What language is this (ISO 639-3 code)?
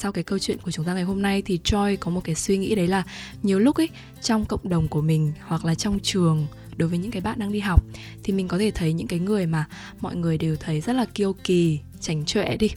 vie